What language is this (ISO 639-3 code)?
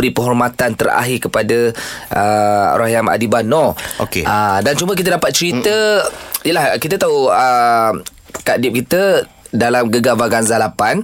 msa